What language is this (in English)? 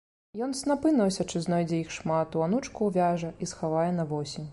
Belarusian